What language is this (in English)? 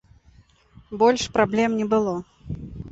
Belarusian